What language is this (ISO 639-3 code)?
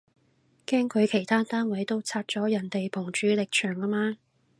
yue